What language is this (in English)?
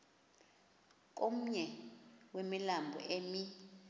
Xhosa